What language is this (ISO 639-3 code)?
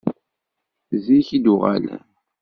kab